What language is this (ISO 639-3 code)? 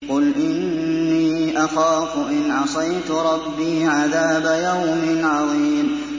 ara